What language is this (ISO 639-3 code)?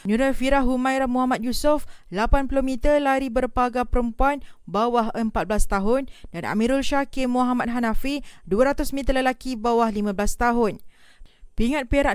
msa